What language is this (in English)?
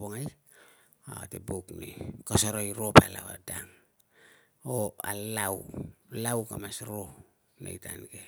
Tungag